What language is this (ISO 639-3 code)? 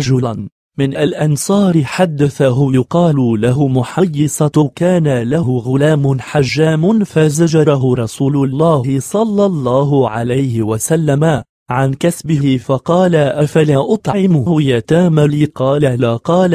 ara